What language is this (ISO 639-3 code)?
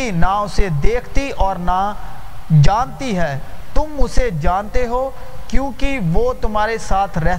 urd